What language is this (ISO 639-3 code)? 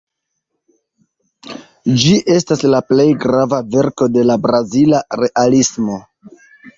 epo